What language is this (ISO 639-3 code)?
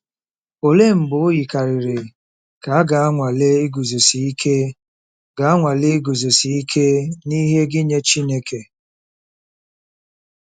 ibo